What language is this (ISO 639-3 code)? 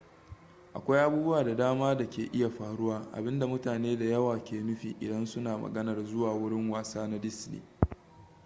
hau